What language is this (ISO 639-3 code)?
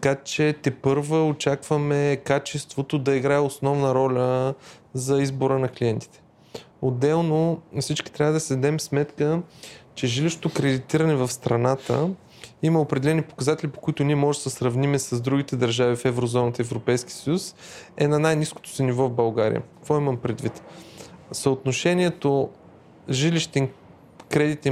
bul